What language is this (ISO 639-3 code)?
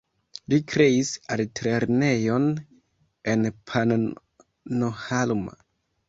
epo